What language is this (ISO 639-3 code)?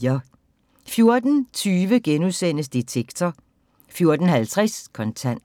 dan